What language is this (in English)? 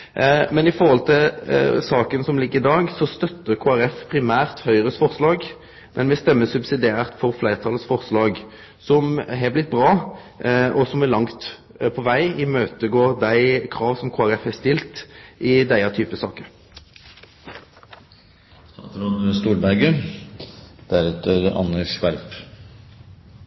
Norwegian